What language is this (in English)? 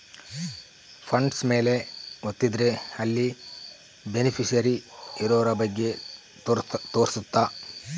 Kannada